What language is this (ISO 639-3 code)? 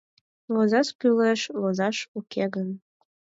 chm